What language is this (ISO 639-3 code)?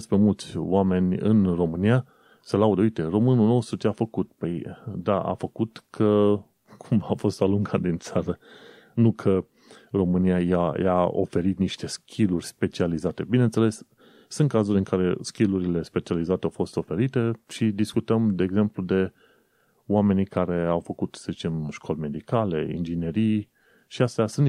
ron